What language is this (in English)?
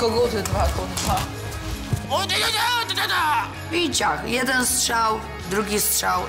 Polish